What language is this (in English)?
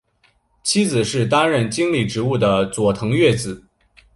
Chinese